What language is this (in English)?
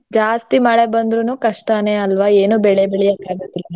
Kannada